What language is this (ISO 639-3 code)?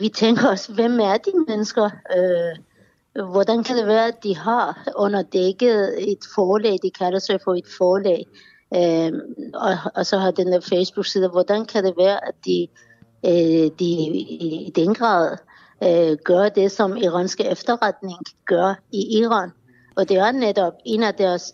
dan